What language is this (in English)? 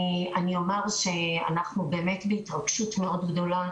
Hebrew